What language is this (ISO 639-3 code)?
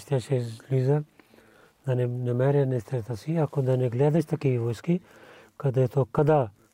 bul